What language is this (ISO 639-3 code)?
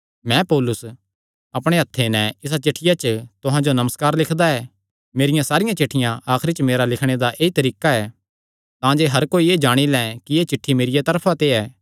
xnr